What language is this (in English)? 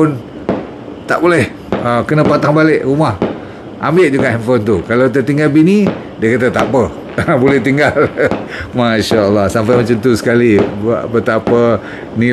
Malay